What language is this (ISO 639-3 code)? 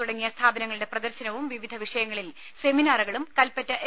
mal